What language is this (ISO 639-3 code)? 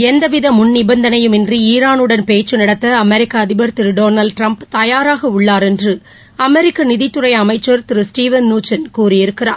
tam